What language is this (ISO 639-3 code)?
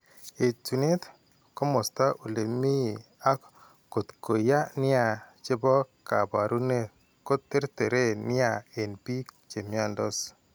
kln